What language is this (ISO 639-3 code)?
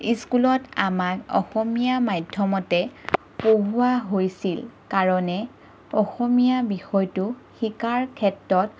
asm